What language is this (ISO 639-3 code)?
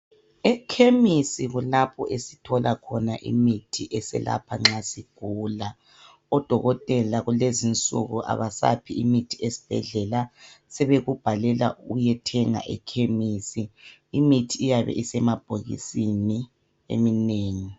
nde